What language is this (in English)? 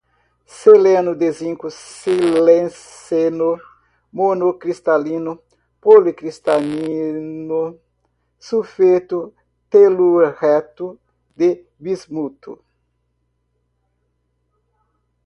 Portuguese